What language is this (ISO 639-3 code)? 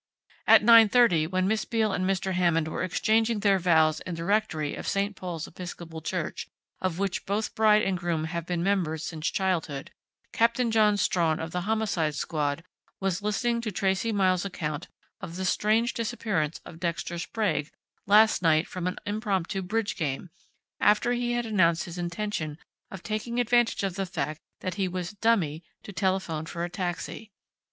eng